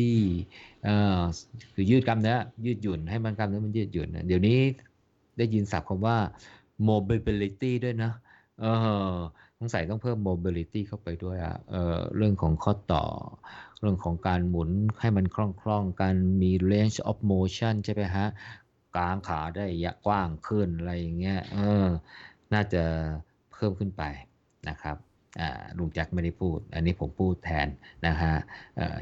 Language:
Thai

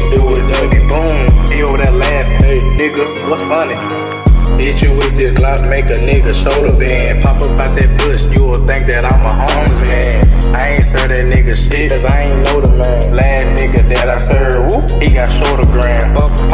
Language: English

